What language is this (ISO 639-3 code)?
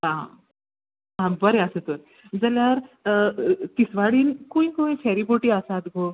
kok